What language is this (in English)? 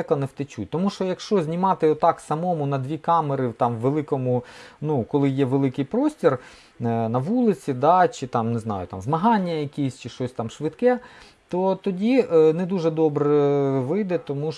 Ukrainian